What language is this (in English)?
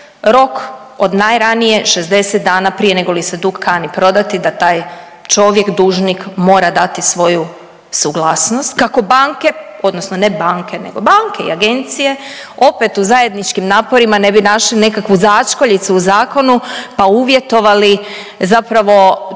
Croatian